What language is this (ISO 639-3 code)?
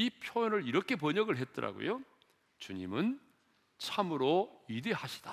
kor